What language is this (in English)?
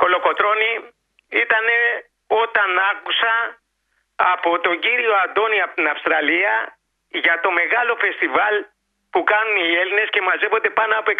Greek